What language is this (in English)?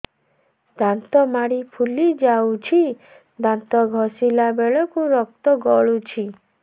Odia